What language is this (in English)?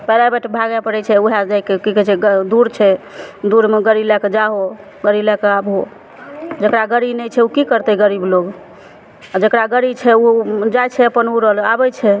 Maithili